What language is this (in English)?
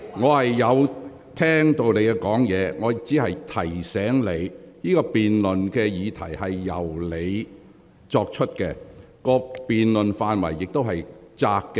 Cantonese